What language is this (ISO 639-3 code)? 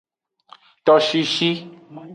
ajg